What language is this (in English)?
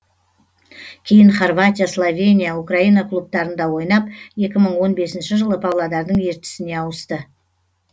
Kazakh